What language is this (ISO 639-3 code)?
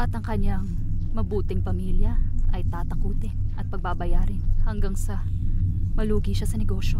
fil